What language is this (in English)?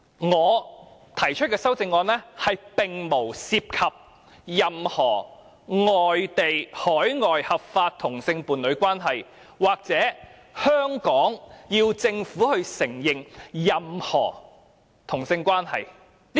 Cantonese